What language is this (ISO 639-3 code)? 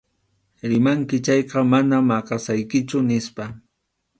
qxu